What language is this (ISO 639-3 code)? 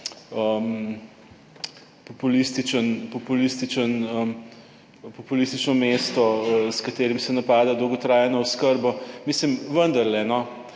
slv